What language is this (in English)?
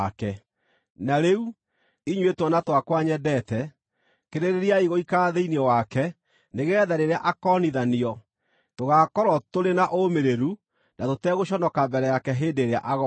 Kikuyu